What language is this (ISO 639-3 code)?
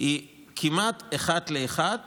heb